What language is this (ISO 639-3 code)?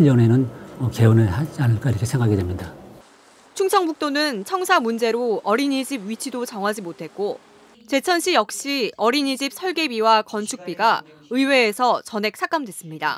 kor